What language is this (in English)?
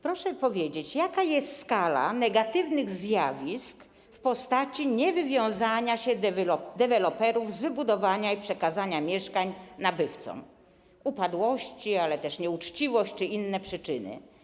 Polish